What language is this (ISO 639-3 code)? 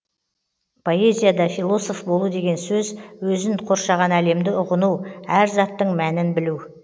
kaz